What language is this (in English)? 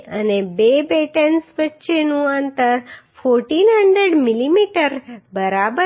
Gujarati